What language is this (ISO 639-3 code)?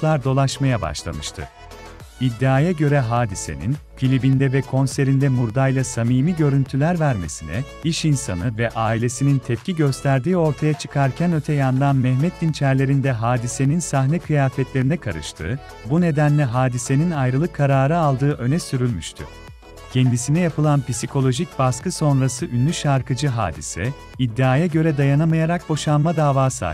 tur